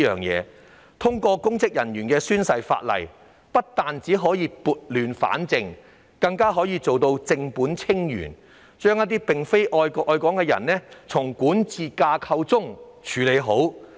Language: Cantonese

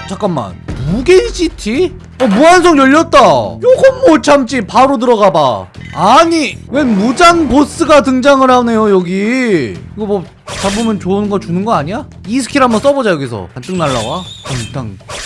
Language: Korean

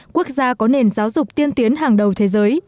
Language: Vietnamese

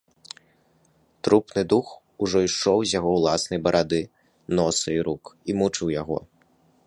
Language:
Belarusian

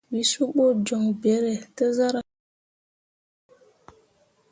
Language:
Mundang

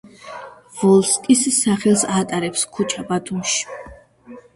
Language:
Georgian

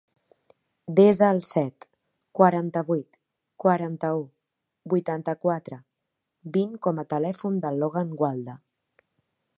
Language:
Catalan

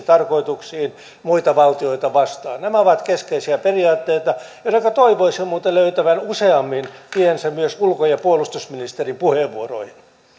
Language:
Finnish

